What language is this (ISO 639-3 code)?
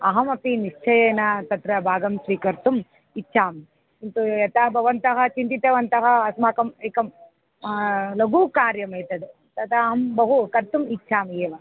san